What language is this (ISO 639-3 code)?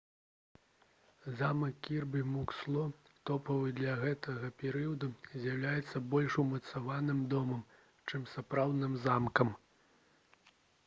bel